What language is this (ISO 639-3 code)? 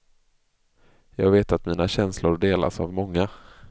swe